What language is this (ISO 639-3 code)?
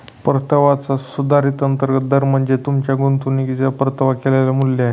mar